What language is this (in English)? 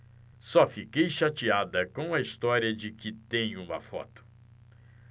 Portuguese